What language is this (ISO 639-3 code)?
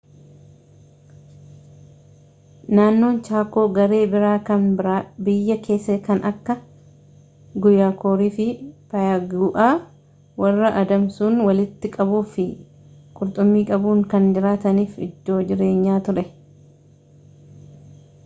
orm